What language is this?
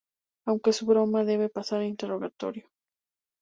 Spanish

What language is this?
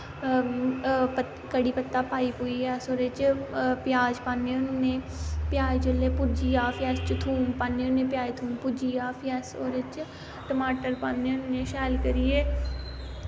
Dogri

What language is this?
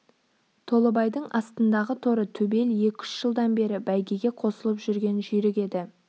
Kazakh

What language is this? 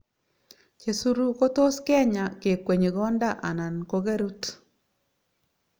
Kalenjin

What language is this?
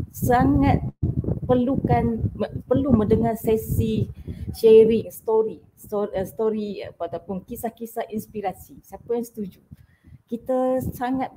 Malay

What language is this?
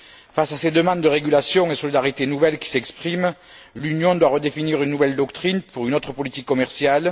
French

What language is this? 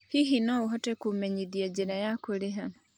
Kikuyu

